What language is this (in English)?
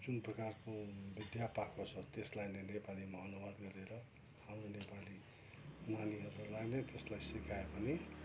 Nepali